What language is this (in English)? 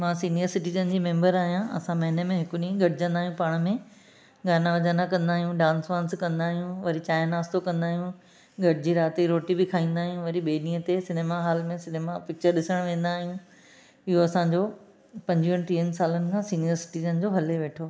Sindhi